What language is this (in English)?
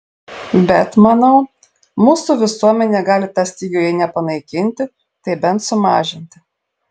Lithuanian